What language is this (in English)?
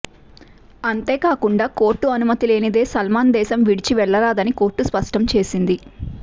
Telugu